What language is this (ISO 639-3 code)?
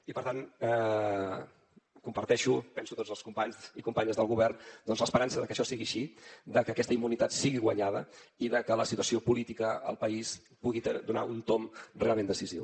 cat